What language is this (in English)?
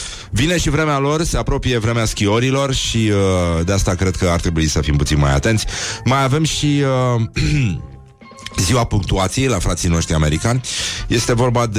Romanian